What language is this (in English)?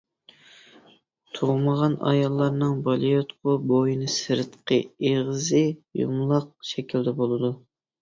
Uyghur